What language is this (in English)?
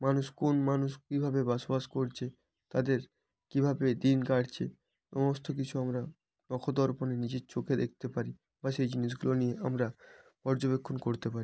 Bangla